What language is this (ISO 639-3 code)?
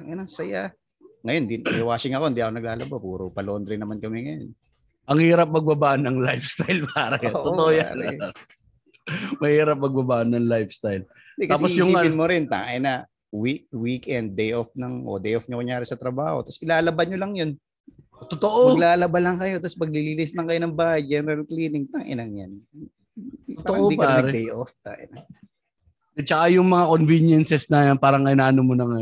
fil